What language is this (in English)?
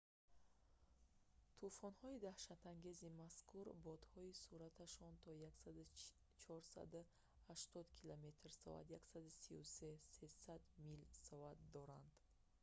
Tajik